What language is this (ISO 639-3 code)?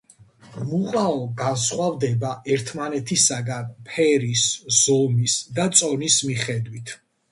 kat